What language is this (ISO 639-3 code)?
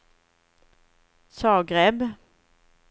swe